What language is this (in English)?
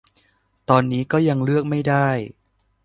Thai